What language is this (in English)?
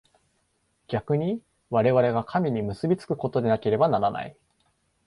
Japanese